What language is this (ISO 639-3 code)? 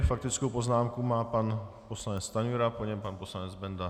ces